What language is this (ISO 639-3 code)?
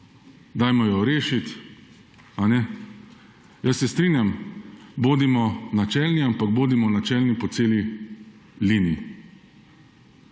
slv